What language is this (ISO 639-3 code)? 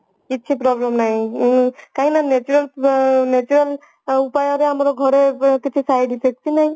ori